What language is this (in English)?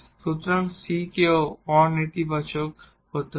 Bangla